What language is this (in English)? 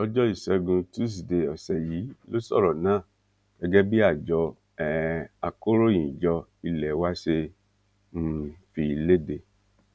Yoruba